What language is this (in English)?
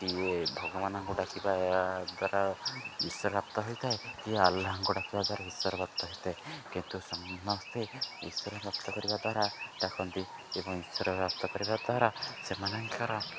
Odia